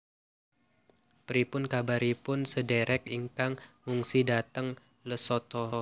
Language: Javanese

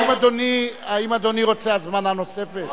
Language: Hebrew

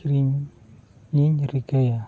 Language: Santali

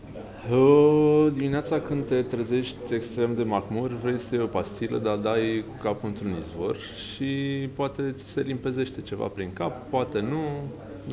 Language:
Romanian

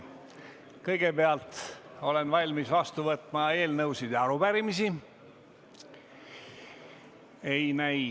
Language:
Estonian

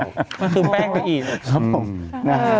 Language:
Thai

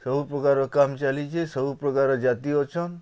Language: Odia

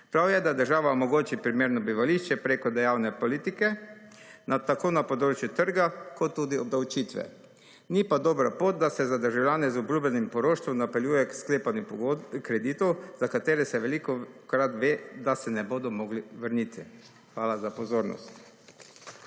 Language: Slovenian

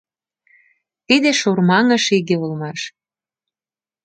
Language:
Mari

